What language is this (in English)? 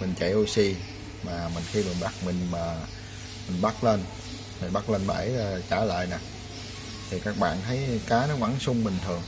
Vietnamese